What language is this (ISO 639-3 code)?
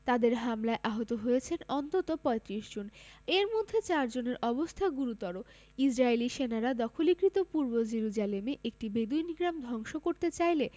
ben